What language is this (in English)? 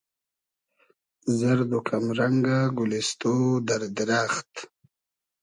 Hazaragi